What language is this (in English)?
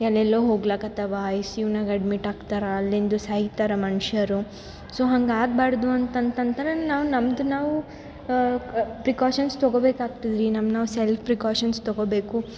Kannada